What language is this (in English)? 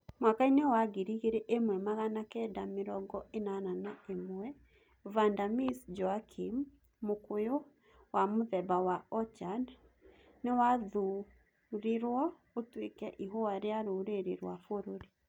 Kikuyu